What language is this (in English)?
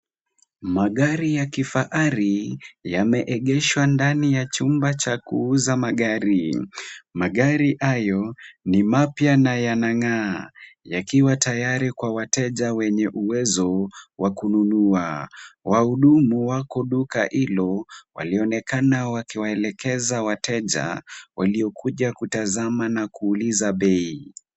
Swahili